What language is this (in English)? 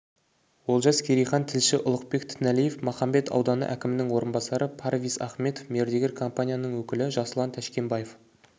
Kazakh